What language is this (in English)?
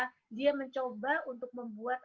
Indonesian